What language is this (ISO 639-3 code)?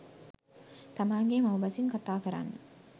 sin